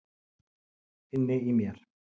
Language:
Icelandic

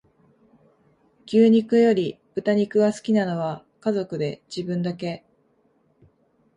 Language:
Japanese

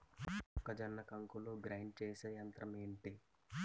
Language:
Telugu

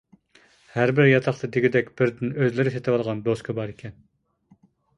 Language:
Uyghur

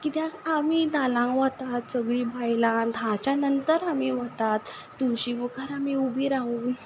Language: Konkani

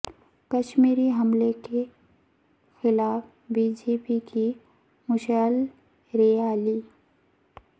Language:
Urdu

